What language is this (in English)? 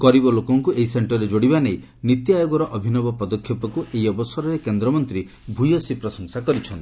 Odia